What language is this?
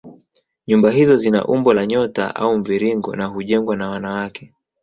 Swahili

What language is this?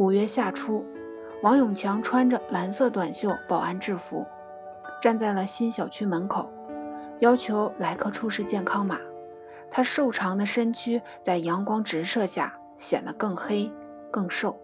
Chinese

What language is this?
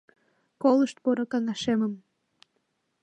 Mari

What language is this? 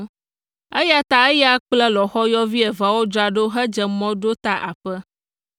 Ewe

